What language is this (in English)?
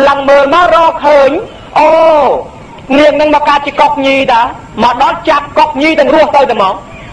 Thai